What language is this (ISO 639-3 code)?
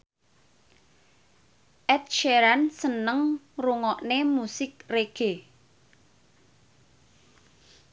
jav